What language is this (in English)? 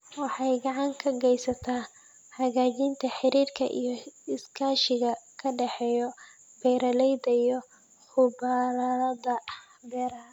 Somali